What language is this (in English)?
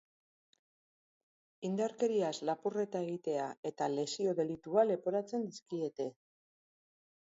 Basque